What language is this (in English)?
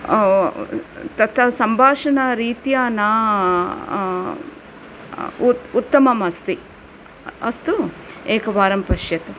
Sanskrit